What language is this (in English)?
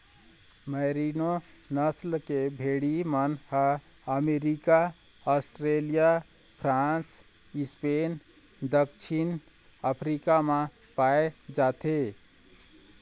Chhattisgarhi